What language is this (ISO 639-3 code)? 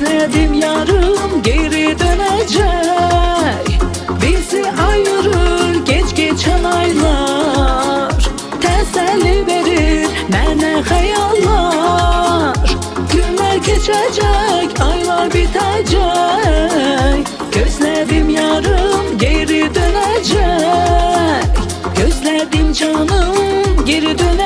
tur